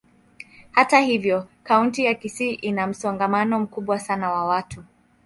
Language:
Swahili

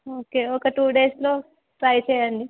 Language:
Telugu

